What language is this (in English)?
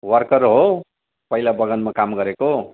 Nepali